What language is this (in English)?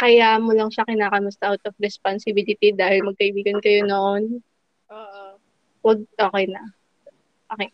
Filipino